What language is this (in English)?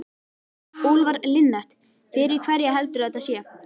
Icelandic